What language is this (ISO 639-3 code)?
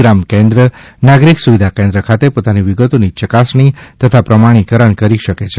guj